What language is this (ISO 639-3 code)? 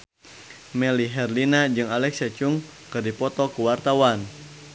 sun